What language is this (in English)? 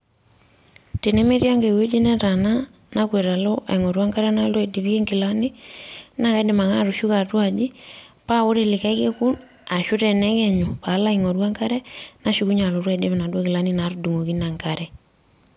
Masai